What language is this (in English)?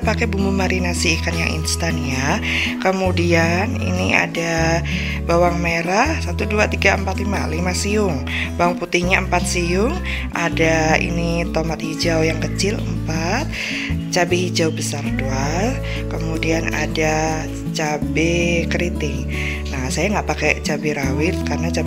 Indonesian